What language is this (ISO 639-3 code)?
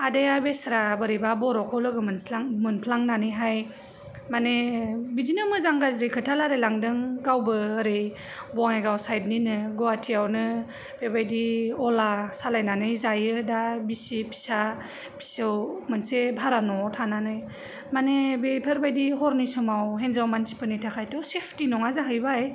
brx